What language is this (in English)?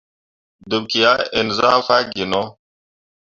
Mundang